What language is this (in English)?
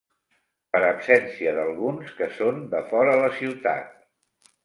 Catalan